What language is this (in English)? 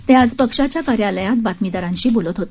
Marathi